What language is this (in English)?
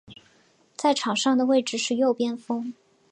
Chinese